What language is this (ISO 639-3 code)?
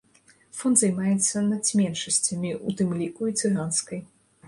bel